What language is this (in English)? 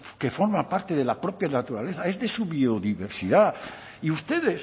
Spanish